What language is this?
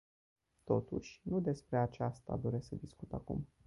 Romanian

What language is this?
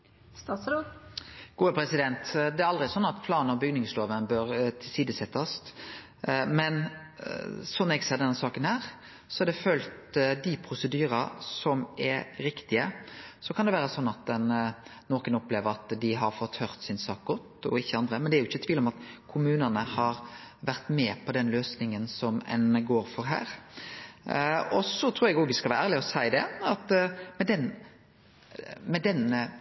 Norwegian Nynorsk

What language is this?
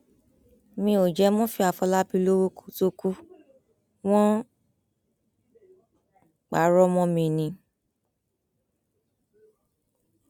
Yoruba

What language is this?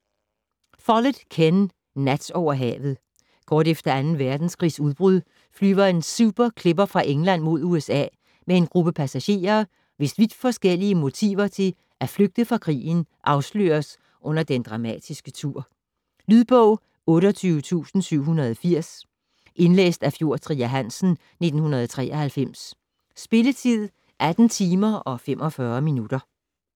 Danish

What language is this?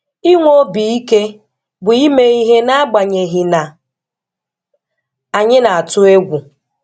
Igbo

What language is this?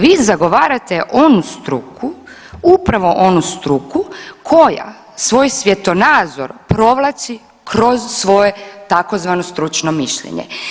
Croatian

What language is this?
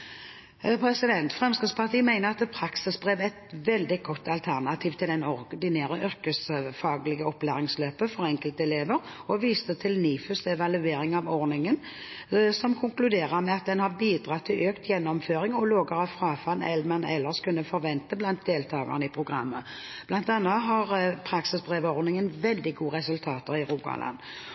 Norwegian Bokmål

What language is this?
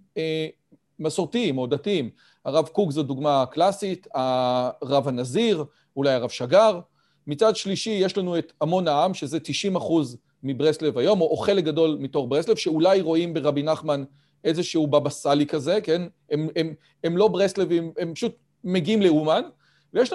Hebrew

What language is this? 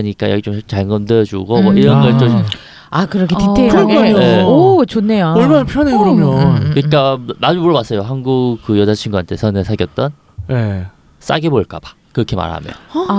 Korean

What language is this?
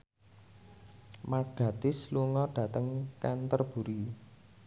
Javanese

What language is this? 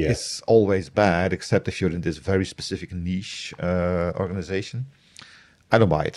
English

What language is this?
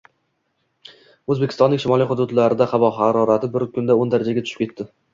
Uzbek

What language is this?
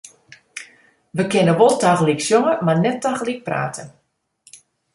Western Frisian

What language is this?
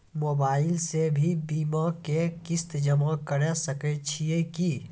Maithili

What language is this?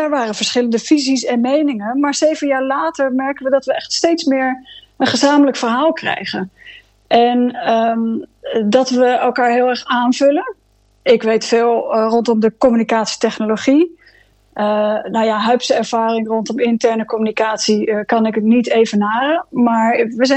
Dutch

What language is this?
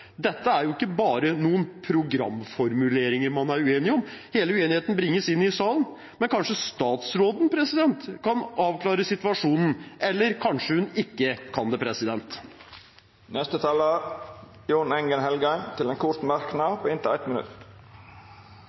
Norwegian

